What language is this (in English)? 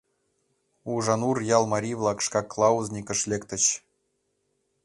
Mari